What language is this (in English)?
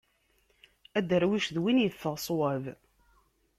Kabyle